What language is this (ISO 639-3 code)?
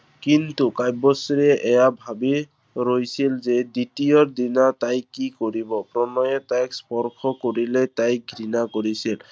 asm